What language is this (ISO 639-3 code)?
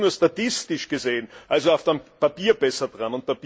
deu